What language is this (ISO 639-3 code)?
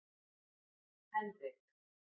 isl